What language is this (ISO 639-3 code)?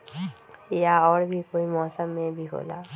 mag